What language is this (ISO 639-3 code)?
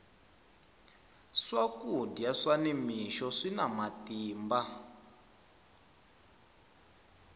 tso